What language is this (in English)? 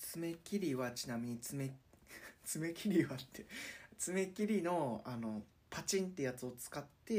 Japanese